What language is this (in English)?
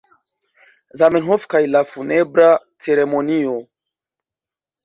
Esperanto